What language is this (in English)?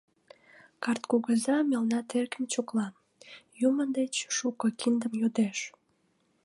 Mari